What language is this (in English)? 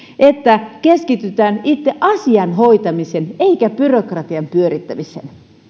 Finnish